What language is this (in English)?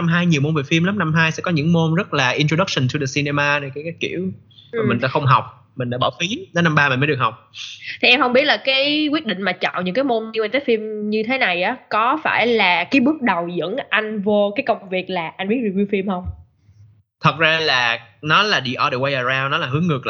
Vietnamese